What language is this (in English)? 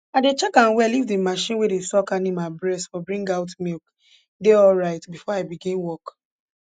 Nigerian Pidgin